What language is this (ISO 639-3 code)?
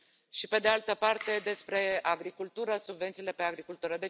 ron